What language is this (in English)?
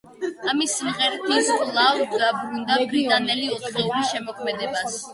Georgian